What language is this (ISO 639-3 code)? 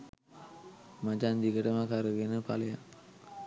sin